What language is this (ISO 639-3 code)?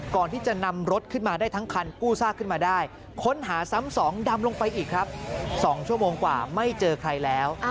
tha